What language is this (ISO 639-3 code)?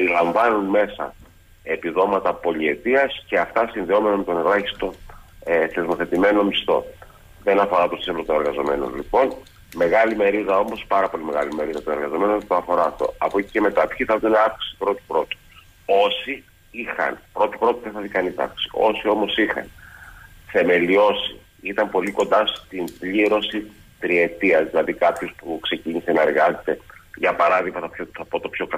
ell